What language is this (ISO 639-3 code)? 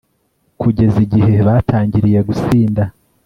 kin